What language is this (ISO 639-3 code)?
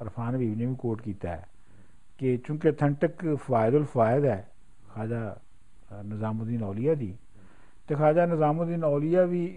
pan